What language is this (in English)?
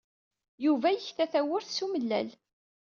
Kabyle